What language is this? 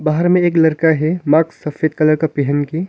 Hindi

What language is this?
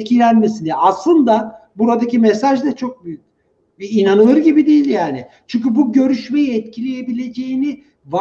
Turkish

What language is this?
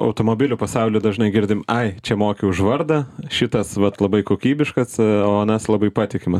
Lithuanian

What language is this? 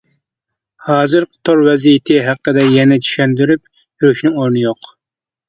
Uyghur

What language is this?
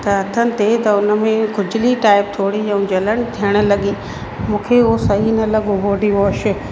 Sindhi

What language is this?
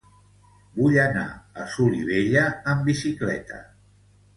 Catalan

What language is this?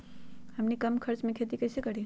Magahi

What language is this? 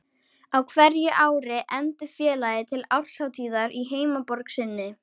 Icelandic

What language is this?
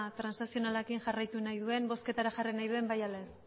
Basque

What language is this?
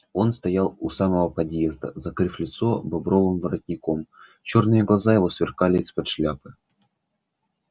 Russian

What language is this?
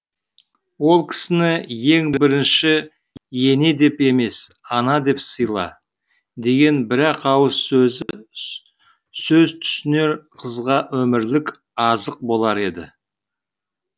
Kazakh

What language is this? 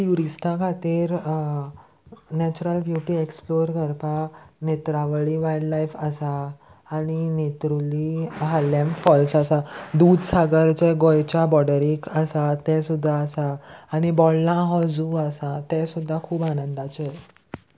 Konkani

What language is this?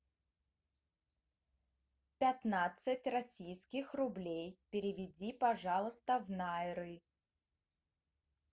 Russian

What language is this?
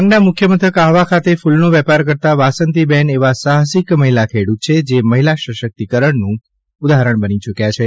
Gujarati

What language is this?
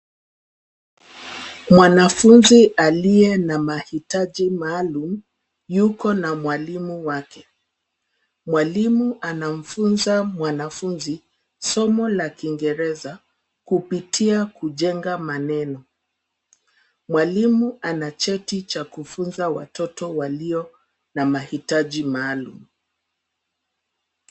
Swahili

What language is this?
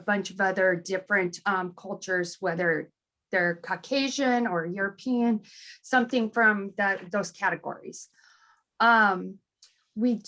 English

